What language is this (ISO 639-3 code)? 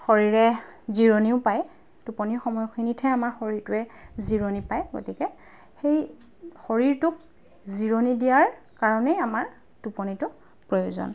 asm